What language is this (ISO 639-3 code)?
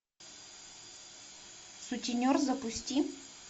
rus